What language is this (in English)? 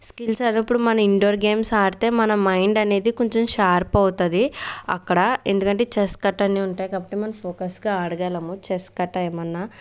Telugu